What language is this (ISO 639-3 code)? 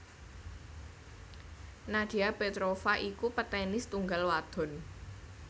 jav